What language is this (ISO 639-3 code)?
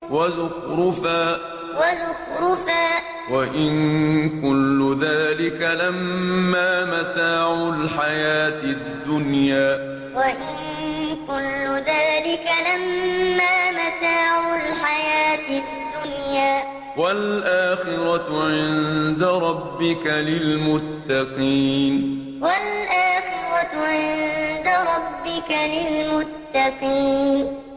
ara